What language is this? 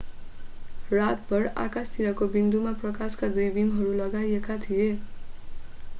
Nepali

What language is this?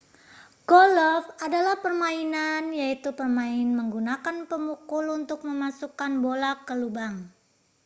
Indonesian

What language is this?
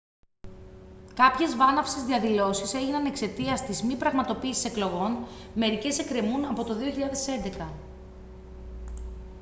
Greek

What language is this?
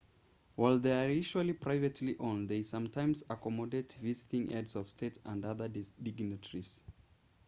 English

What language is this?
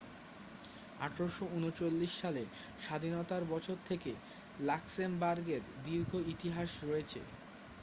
Bangla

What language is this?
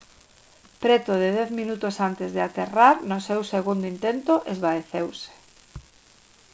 Galician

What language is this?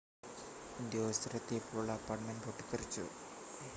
Malayalam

